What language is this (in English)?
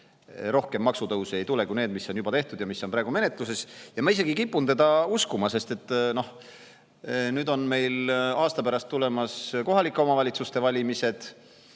Estonian